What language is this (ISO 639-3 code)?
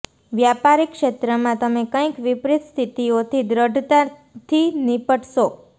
guj